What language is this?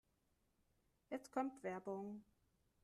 German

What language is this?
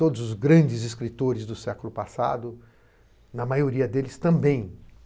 Portuguese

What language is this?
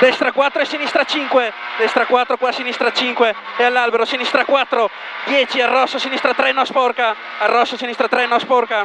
Italian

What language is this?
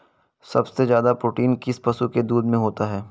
Hindi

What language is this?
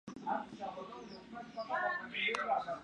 Swahili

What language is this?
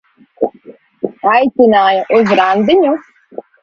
Latvian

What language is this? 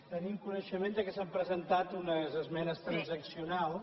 Catalan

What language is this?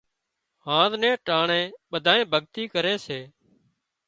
Wadiyara Koli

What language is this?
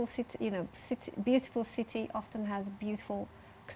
Indonesian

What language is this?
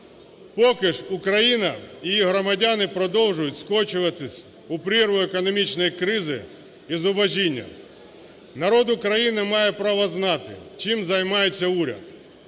Ukrainian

